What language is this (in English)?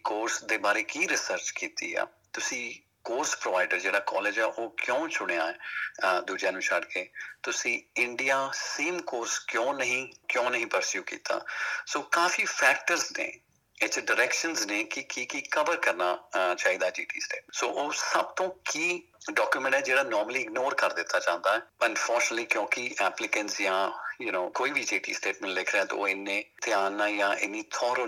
Punjabi